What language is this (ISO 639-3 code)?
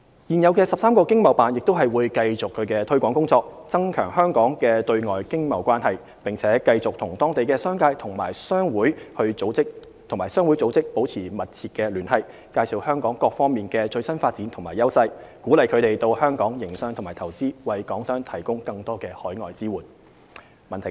yue